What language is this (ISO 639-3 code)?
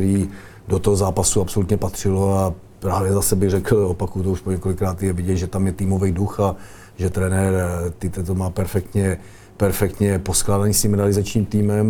ces